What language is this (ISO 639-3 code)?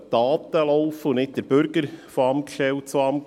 gsw